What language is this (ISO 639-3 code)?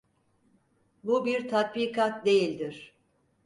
tur